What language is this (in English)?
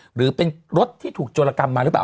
Thai